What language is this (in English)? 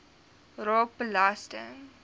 Afrikaans